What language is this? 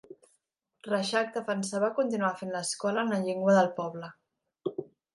Catalan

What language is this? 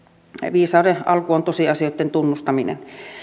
Finnish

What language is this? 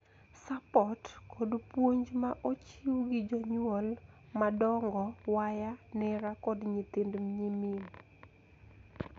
Luo (Kenya and Tanzania)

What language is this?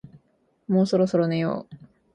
Japanese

